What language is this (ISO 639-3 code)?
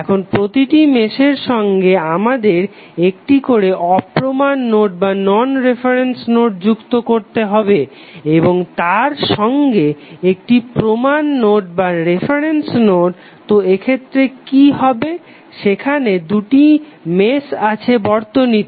ben